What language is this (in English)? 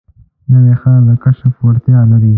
Pashto